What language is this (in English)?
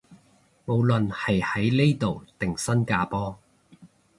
Cantonese